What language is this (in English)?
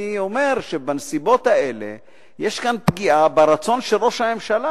Hebrew